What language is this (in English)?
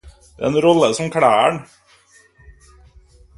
Norwegian Bokmål